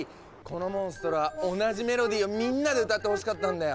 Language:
Japanese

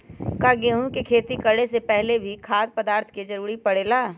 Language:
Magahi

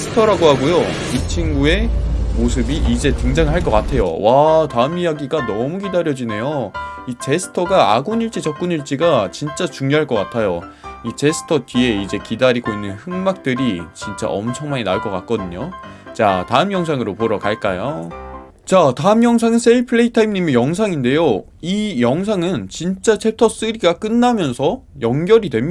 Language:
Korean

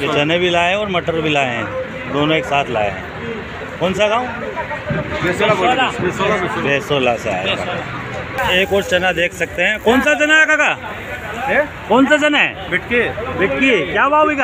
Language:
Hindi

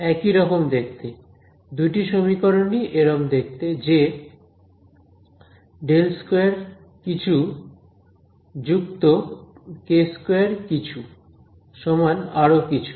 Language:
Bangla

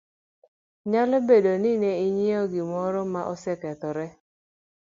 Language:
Luo (Kenya and Tanzania)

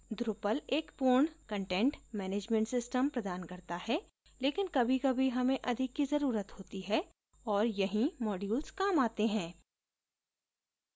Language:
Hindi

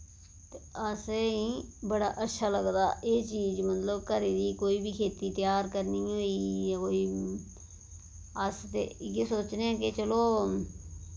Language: Dogri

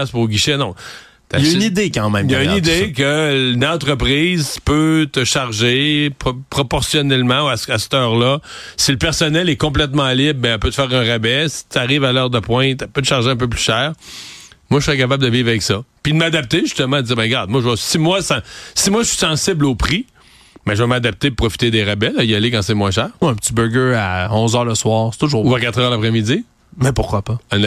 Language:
French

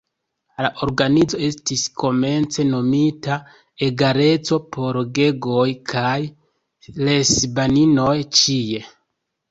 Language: Esperanto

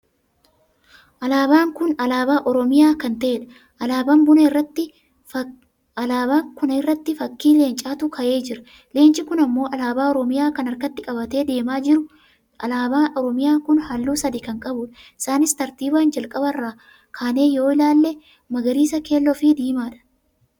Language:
Oromo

